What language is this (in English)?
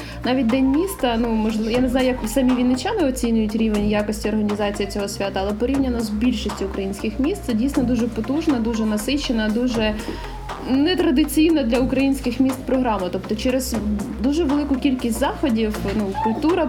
Ukrainian